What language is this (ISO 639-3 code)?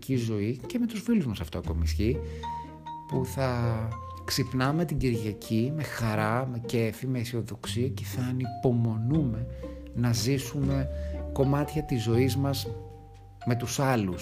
ell